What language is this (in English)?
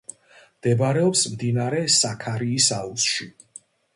Georgian